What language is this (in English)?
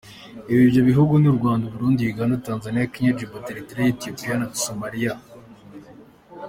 Kinyarwanda